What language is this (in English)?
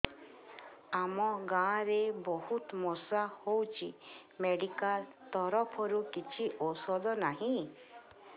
Odia